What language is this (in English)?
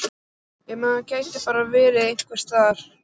Icelandic